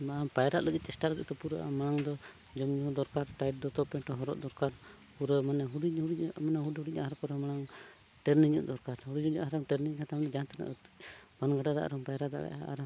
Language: Santali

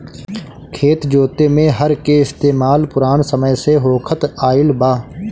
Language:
Bhojpuri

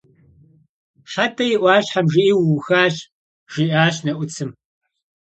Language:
Kabardian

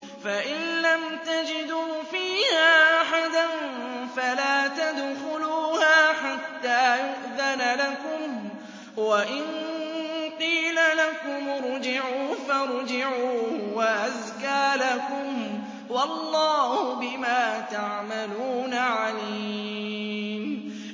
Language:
Arabic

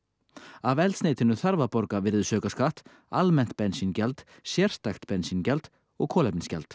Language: Icelandic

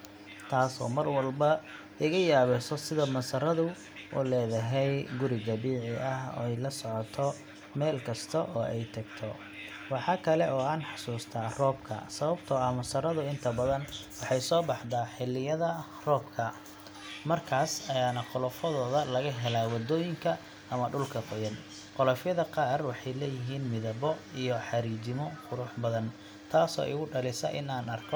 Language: Somali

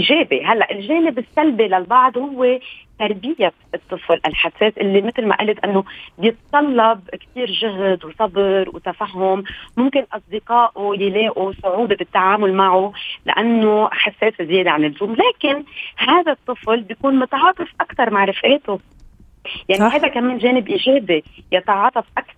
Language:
Arabic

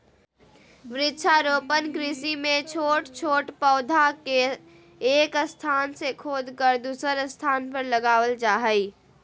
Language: Magahi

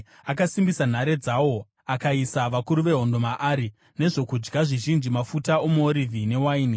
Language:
Shona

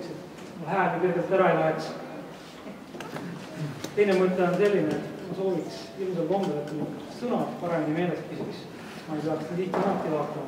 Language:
Romanian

